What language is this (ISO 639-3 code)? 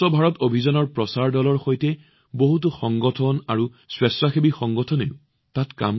asm